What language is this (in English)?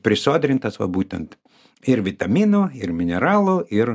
Lithuanian